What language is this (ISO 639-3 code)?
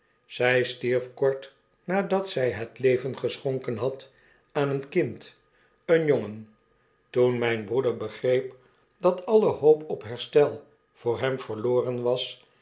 nld